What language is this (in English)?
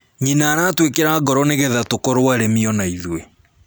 Kikuyu